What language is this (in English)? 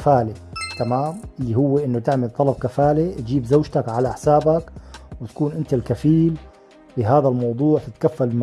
Arabic